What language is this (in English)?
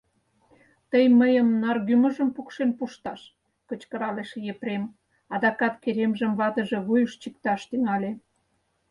Mari